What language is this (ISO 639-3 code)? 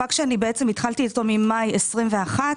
heb